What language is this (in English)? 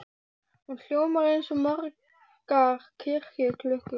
Icelandic